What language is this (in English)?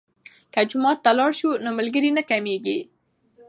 Pashto